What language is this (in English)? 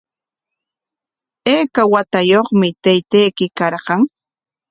Corongo Ancash Quechua